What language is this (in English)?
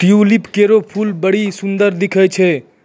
Maithili